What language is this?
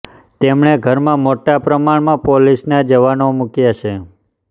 Gujarati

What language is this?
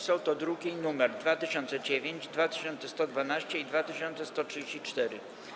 Polish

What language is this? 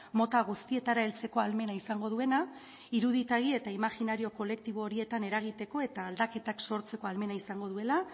Basque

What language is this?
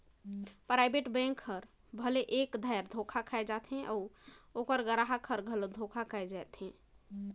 Chhattisgarhi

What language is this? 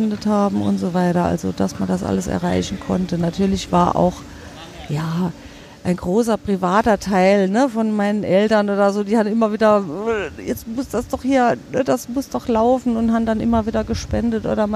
German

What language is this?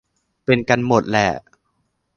Thai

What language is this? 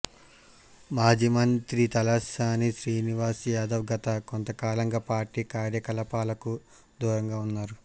Telugu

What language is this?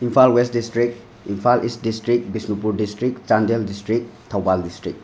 Manipuri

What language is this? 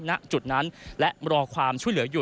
Thai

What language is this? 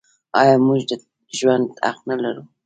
Pashto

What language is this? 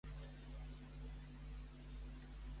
Catalan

